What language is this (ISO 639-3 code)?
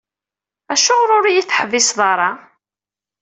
kab